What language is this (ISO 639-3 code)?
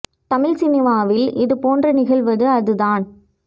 tam